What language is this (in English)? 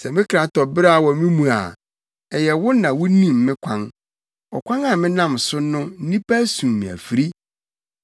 Akan